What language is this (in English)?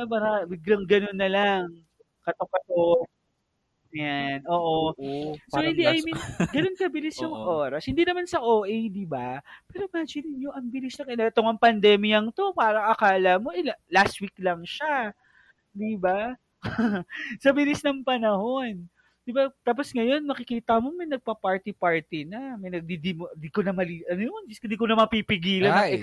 Filipino